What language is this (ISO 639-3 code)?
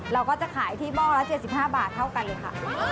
tha